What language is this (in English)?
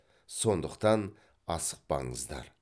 Kazakh